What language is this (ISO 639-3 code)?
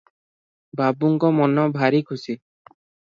ori